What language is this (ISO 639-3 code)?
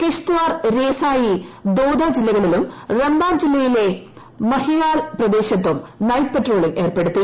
mal